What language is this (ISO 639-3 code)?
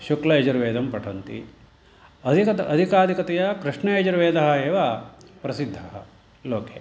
san